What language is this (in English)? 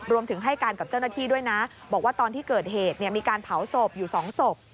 Thai